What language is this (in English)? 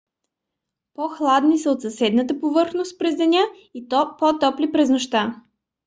Bulgarian